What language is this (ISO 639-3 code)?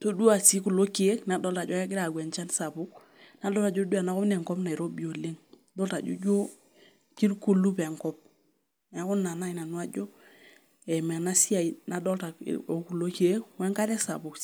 mas